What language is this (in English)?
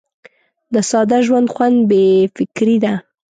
Pashto